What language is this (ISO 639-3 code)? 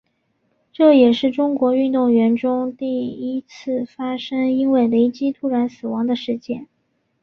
zho